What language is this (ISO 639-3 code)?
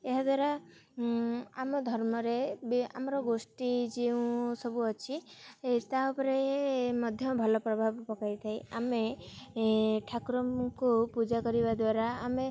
ori